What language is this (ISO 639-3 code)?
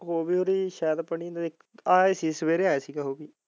pan